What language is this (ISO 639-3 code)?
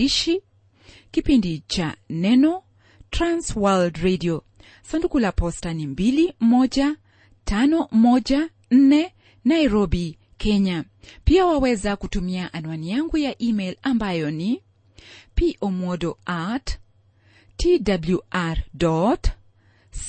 swa